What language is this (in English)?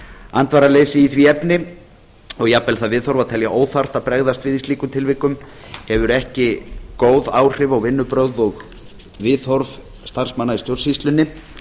Icelandic